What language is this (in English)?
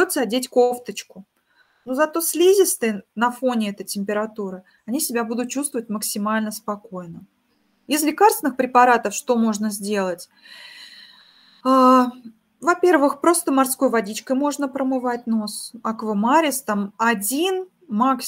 Russian